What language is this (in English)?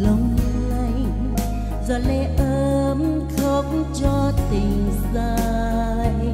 Vietnamese